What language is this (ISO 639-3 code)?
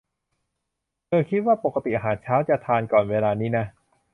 tha